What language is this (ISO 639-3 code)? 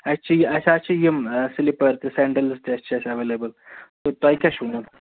kas